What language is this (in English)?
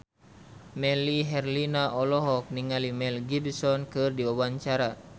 Sundanese